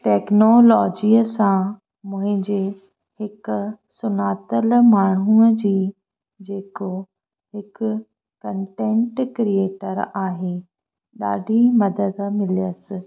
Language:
Sindhi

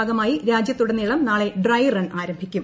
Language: Malayalam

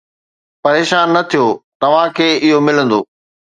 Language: Sindhi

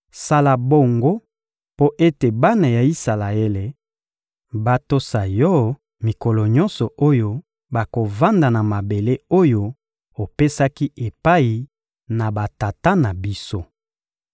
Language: Lingala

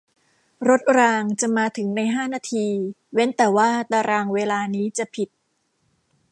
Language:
Thai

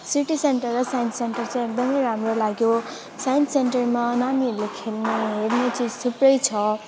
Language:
Nepali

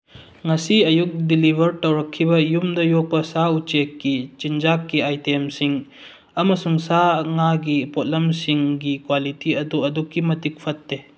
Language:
Manipuri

